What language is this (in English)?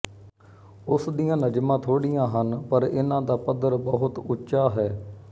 Punjabi